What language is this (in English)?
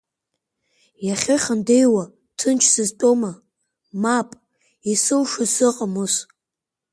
Abkhazian